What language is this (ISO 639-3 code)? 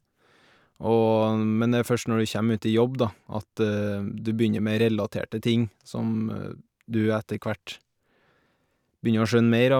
nor